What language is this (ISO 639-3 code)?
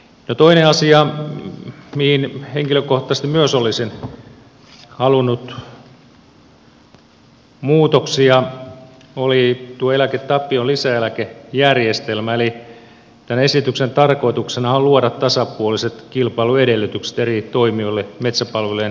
fin